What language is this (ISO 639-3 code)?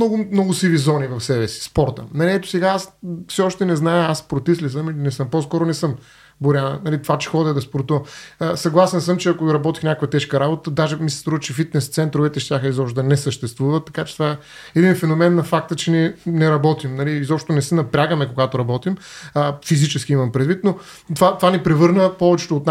bul